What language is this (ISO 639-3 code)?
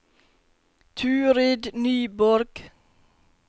nor